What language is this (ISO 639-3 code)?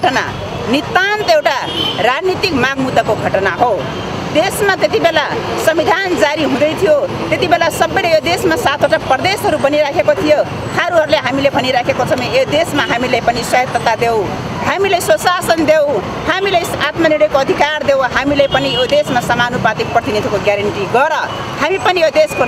ind